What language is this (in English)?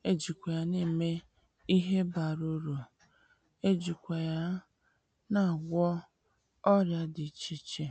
Igbo